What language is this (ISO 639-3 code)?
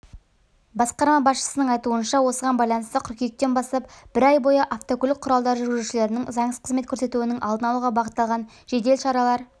kaz